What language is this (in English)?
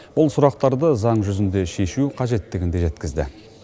Kazakh